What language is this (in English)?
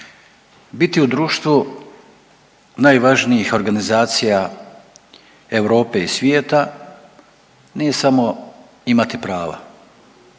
Croatian